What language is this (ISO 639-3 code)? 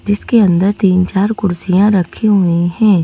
hin